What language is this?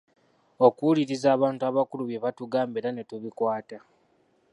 Ganda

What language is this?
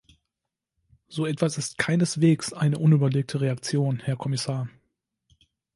German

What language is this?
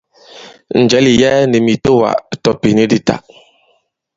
Bankon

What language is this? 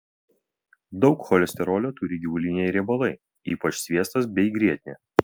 Lithuanian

